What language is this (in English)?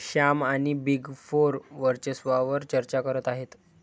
Marathi